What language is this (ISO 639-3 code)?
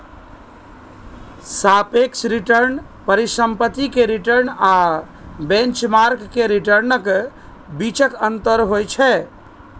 mai